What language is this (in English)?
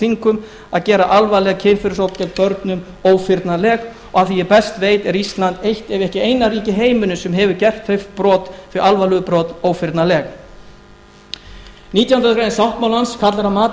Icelandic